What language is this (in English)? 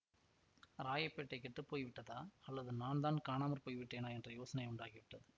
Tamil